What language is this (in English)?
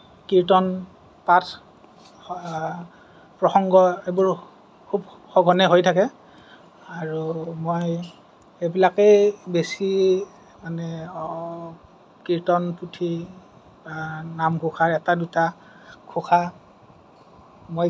Assamese